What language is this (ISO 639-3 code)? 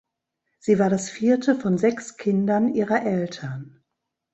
deu